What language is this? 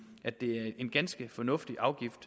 Danish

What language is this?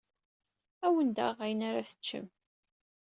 Kabyle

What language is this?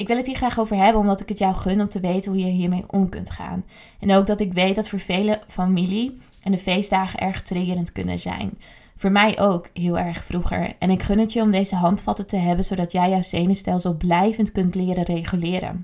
Dutch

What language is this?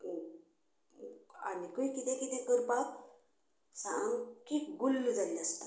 Konkani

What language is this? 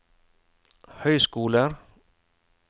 Norwegian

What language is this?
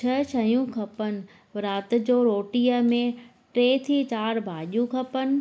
Sindhi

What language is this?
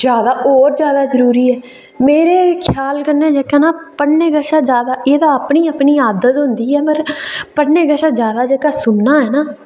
Dogri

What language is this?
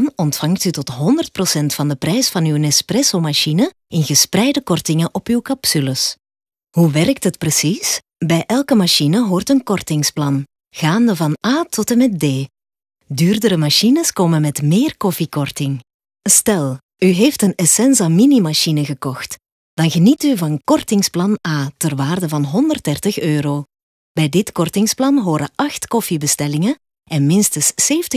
Dutch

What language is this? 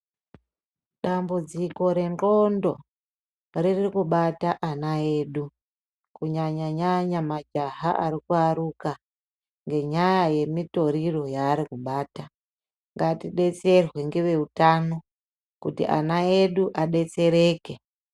Ndau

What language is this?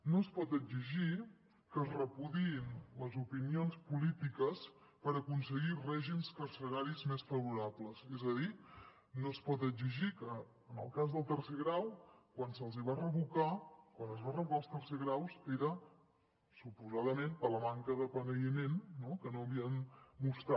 Catalan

